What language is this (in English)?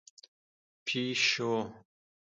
Pashto